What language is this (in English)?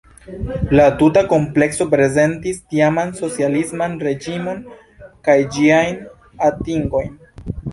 Esperanto